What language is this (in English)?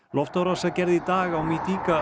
Icelandic